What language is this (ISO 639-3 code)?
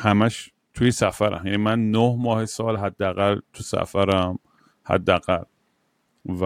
fas